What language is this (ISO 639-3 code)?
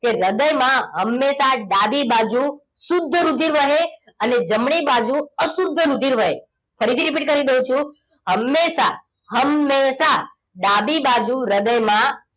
guj